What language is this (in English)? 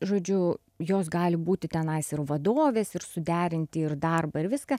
Lithuanian